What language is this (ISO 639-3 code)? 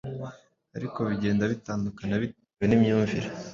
kin